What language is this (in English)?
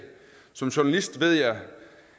Danish